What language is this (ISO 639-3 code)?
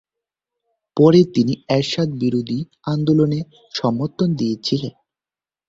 ben